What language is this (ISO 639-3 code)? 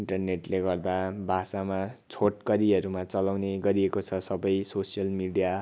nep